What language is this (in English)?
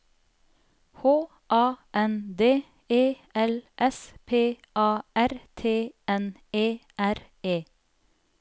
Norwegian